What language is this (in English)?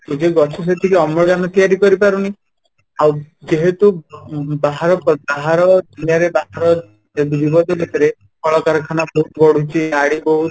Odia